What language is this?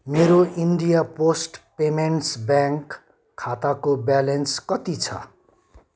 Nepali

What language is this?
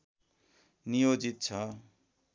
Nepali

